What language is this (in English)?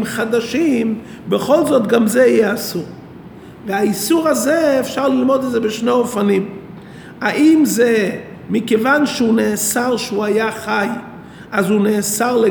Hebrew